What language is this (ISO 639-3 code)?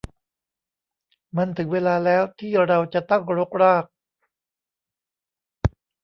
tha